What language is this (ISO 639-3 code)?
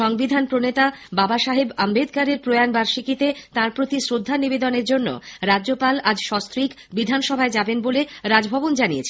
ben